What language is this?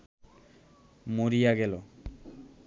Bangla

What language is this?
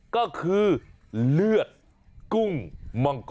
Thai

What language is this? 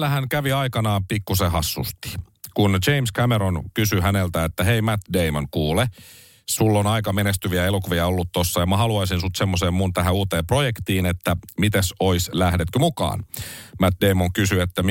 Finnish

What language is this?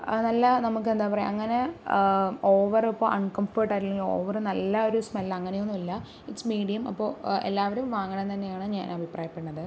Malayalam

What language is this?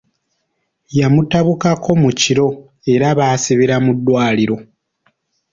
Ganda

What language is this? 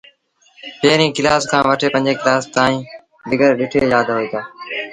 Sindhi Bhil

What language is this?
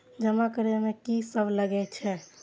Maithili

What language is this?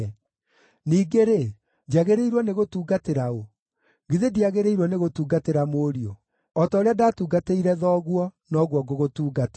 Kikuyu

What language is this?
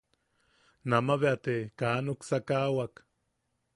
Yaqui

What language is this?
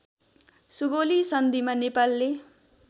Nepali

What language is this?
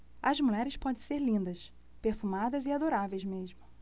Portuguese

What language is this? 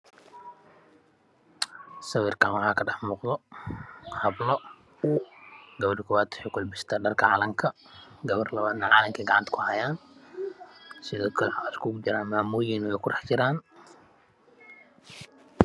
Somali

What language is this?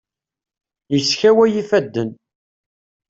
Kabyle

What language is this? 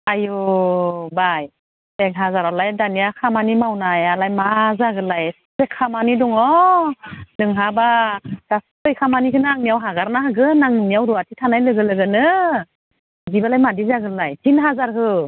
Bodo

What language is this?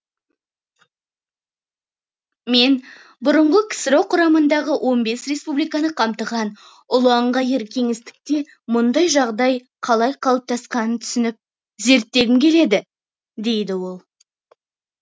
Kazakh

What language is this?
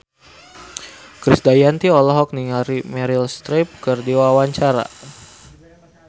Sundanese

